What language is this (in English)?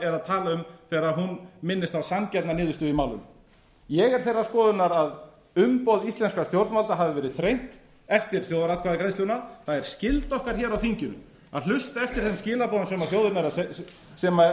Icelandic